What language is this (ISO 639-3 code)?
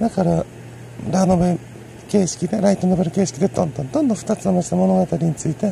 jpn